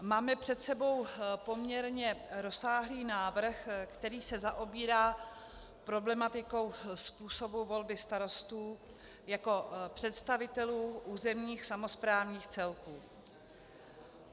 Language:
Czech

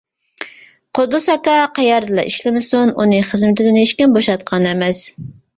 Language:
Uyghur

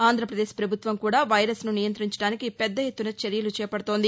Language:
Telugu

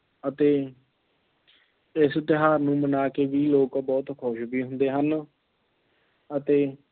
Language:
Punjabi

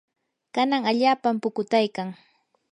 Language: Yanahuanca Pasco Quechua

